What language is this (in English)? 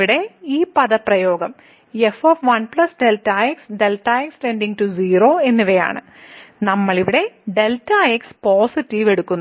Malayalam